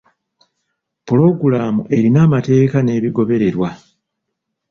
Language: Ganda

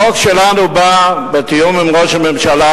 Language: Hebrew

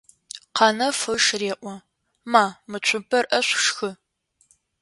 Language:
Adyghe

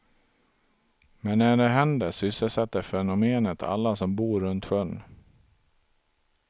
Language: Swedish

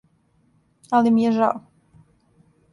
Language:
Serbian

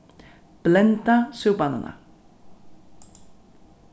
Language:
Faroese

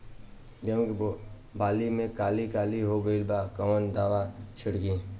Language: Bhojpuri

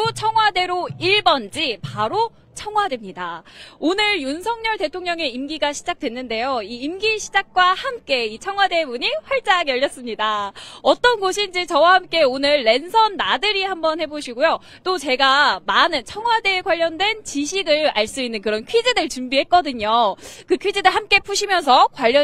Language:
Korean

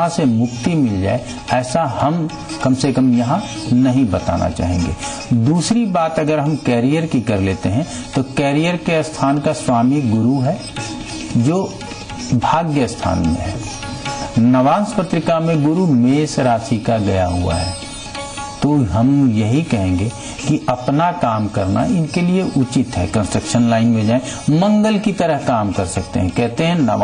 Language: Hindi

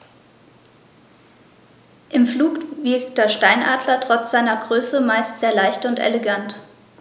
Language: German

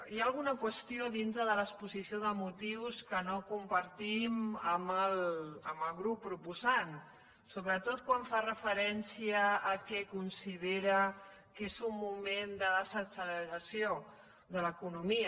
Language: Catalan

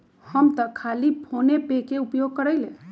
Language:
Magahi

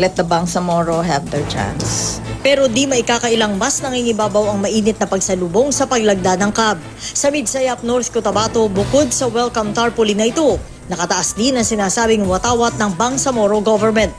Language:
Filipino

